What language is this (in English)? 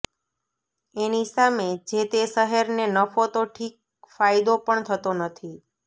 Gujarati